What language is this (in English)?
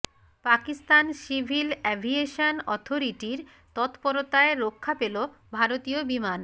Bangla